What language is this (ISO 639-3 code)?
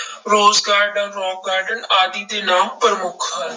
pan